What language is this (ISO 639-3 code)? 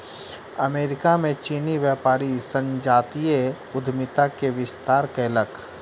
mai